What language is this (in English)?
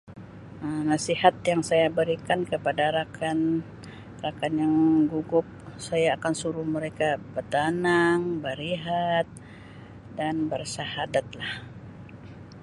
Sabah Malay